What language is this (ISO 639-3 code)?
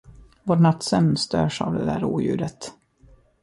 swe